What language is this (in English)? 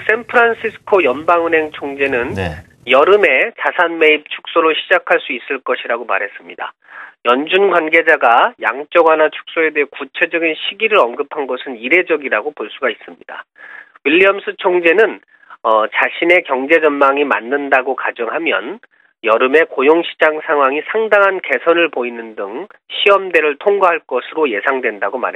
Korean